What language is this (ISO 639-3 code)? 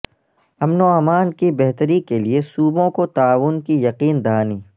urd